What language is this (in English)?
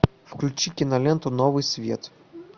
Russian